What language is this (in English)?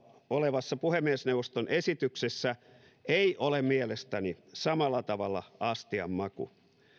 Finnish